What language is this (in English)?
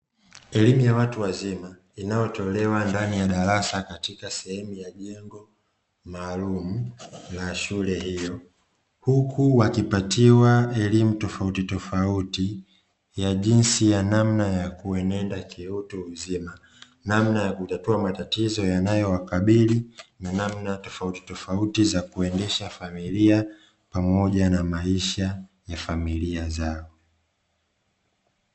Swahili